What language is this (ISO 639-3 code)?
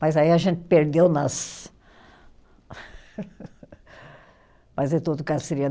por